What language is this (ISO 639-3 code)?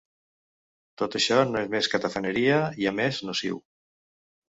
cat